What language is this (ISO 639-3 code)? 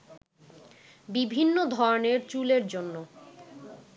ben